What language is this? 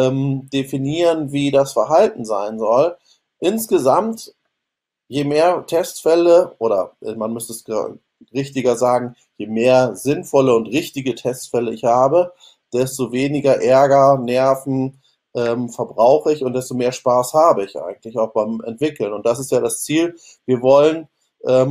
German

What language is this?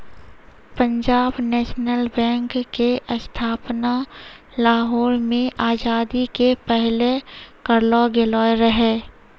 Maithili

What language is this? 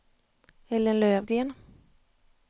Swedish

